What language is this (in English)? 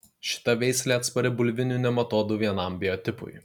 Lithuanian